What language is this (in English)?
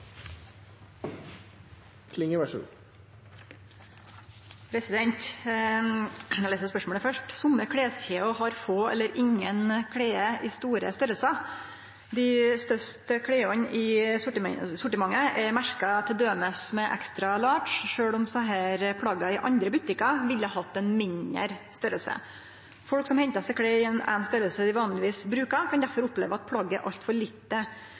Norwegian Nynorsk